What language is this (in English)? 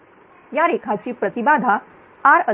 Marathi